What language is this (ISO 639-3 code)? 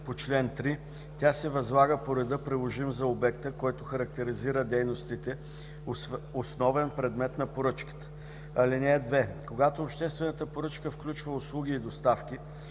bul